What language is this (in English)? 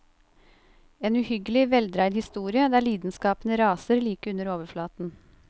Norwegian